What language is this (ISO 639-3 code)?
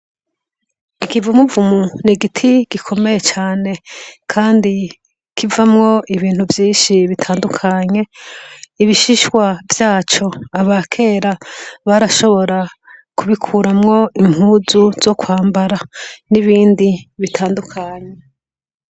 run